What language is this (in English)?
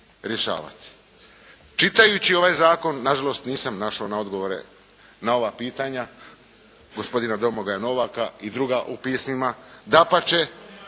Croatian